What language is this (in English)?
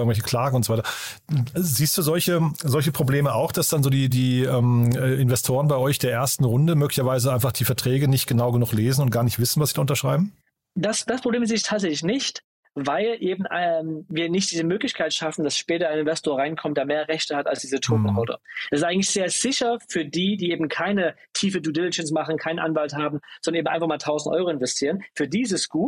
German